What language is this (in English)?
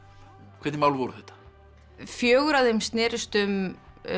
Icelandic